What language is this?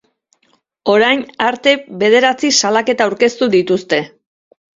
Basque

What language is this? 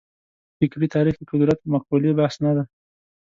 Pashto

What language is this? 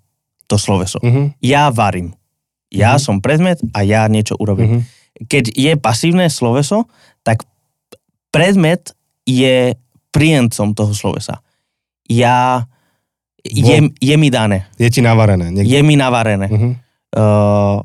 Slovak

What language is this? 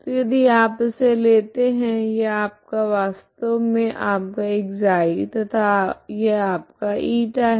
Hindi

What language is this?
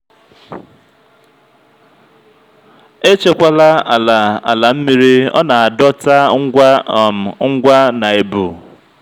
Igbo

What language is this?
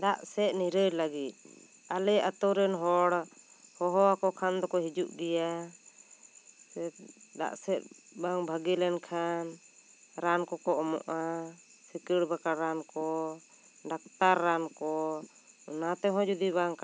Santali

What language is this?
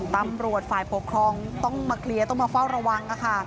Thai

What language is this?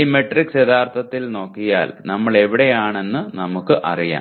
Malayalam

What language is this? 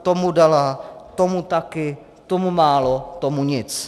Czech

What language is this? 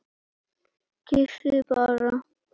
Icelandic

